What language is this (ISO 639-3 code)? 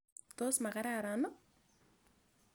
kln